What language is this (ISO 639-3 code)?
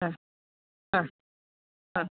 mal